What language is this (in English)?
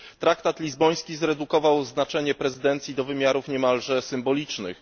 Polish